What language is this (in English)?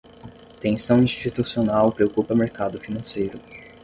Portuguese